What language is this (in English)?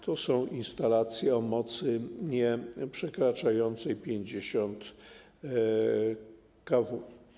Polish